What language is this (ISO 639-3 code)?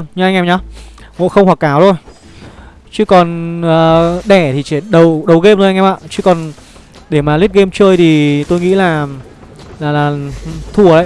vie